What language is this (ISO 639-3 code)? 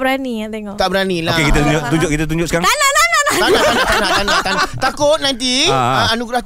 msa